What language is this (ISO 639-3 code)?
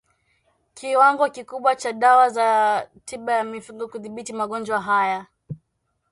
swa